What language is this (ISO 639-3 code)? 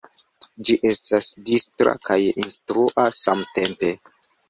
epo